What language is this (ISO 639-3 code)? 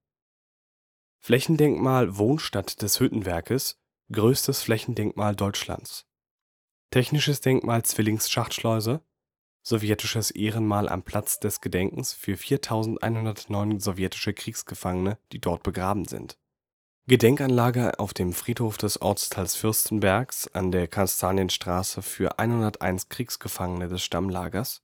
deu